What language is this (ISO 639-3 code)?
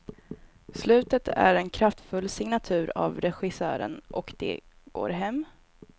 swe